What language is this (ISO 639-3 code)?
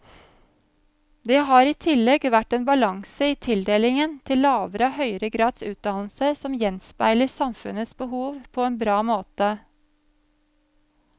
nor